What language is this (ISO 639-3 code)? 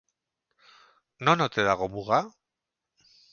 eus